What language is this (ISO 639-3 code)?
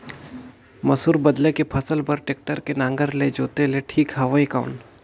hne